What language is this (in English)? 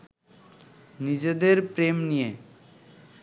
Bangla